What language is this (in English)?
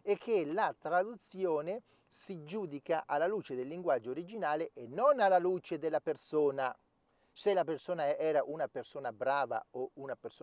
Italian